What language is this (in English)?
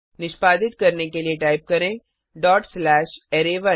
Hindi